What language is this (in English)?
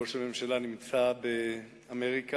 Hebrew